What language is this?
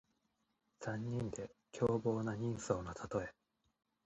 Japanese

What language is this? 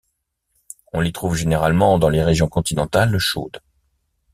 French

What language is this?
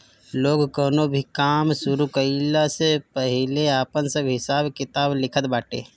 Bhojpuri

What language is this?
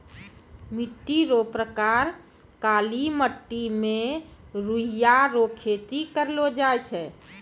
Maithili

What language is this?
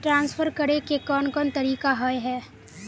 Magahi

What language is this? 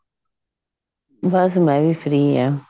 Punjabi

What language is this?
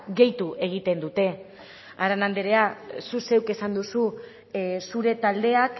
Basque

